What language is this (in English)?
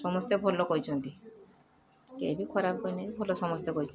Odia